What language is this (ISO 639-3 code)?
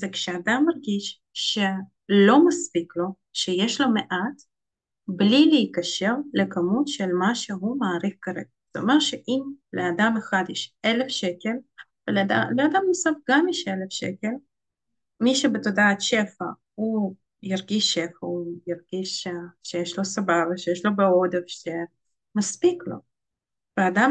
heb